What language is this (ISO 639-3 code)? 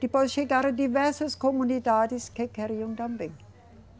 por